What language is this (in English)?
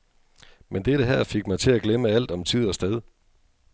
Danish